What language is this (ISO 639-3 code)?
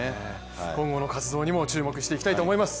jpn